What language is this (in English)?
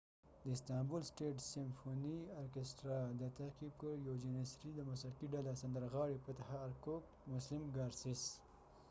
Pashto